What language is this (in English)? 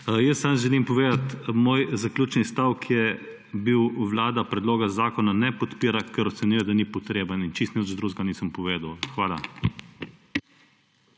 Slovenian